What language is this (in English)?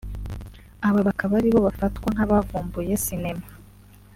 Kinyarwanda